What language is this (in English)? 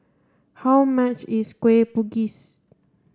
English